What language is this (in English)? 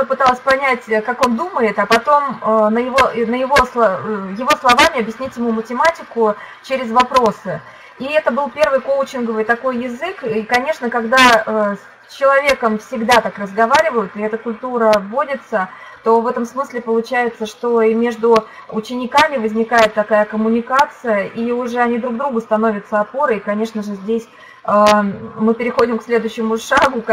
Russian